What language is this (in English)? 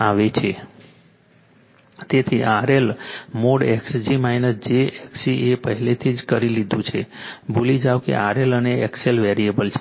Gujarati